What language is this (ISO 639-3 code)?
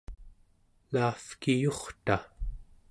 esu